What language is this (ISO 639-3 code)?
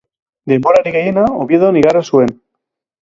eus